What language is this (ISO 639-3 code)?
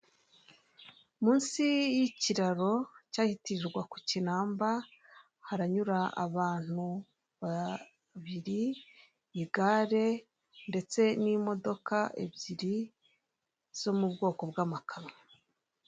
kin